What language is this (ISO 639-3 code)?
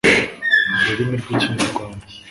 kin